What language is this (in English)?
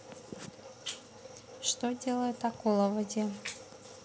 Russian